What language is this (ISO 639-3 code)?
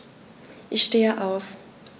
deu